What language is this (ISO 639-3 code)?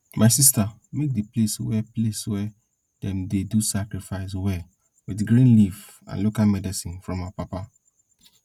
pcm